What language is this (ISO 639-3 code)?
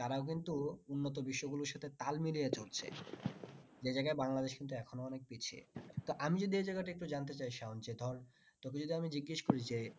ben